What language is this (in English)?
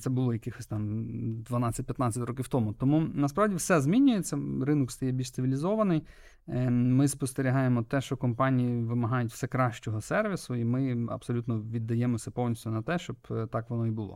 Ukrainian